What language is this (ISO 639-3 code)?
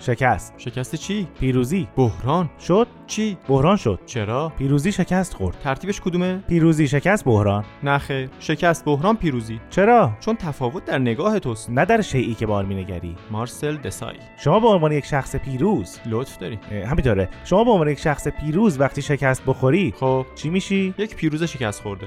fas